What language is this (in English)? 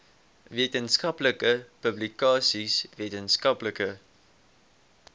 Afrikaans